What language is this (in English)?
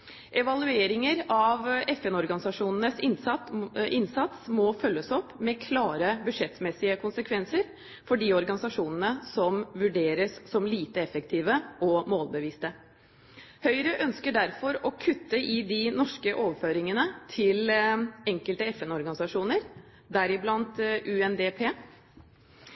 Norwegian Bokmål